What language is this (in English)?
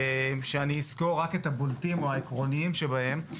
Hebrew